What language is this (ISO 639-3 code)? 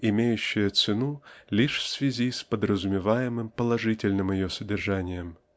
rus